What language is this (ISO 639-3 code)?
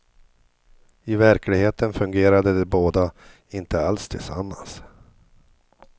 swe